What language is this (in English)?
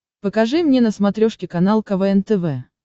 Russian